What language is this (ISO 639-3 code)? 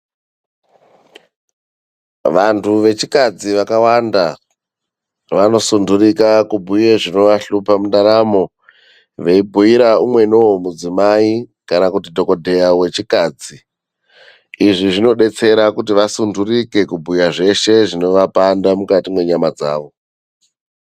ndc